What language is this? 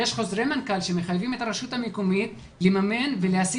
Hebrew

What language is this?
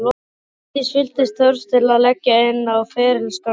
Icelandic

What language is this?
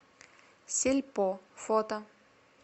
Russian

